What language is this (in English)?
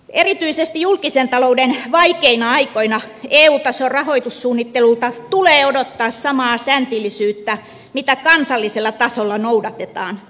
Finnish